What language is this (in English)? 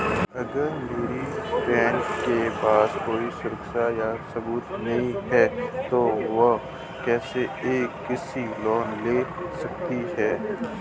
Hindi